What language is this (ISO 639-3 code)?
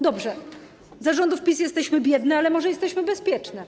pol